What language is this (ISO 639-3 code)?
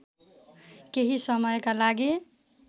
nep